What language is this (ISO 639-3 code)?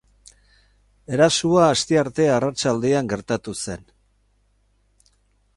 eus